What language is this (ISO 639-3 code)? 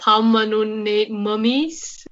cym